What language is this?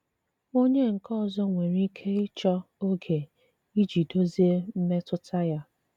Igbo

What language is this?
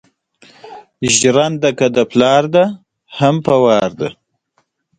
Pashto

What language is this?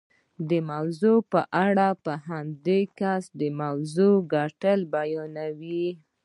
Pashto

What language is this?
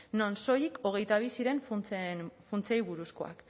Basque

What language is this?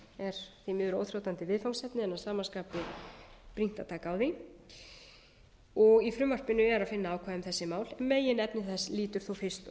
Icelandic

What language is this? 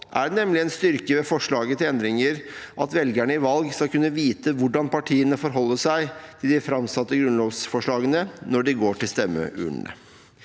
Norwegian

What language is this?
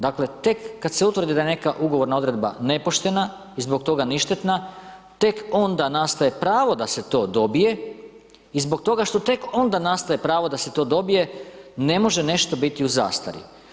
Croatian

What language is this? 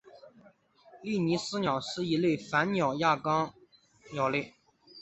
Chinese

